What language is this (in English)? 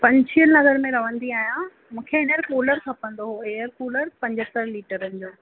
Sindhi